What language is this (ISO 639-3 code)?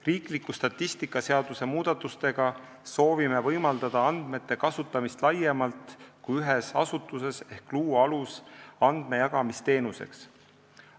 est